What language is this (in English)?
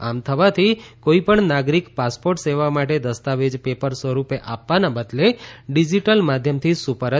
Gujarati